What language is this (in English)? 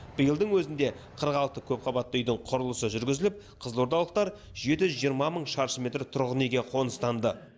Kazakh